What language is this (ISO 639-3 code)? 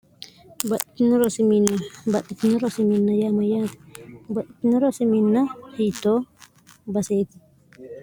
sid